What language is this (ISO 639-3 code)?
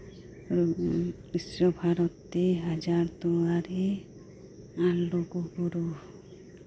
sat